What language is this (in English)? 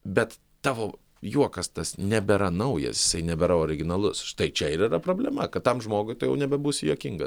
Lithuanian